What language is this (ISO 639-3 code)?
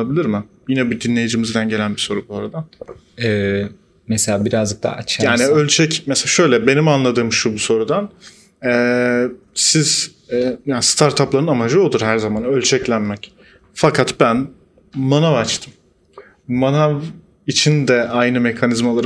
tur